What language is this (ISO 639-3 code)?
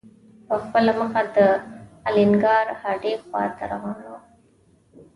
pus